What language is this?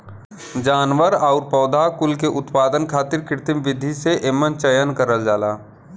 Bhojpuri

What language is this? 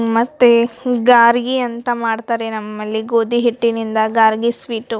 Kannada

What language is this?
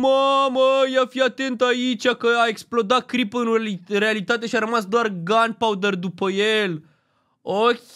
Romanian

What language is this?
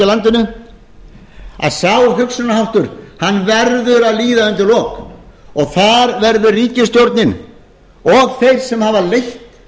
Icelandic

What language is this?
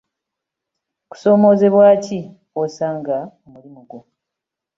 Ganda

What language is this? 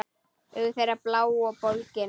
Icelandic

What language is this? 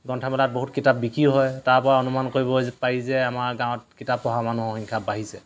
Assamese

